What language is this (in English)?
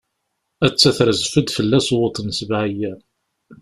Kabyle